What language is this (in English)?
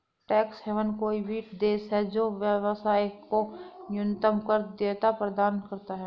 Hindi